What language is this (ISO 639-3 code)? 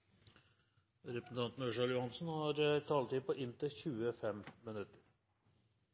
nob